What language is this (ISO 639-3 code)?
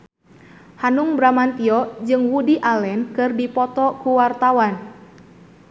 sun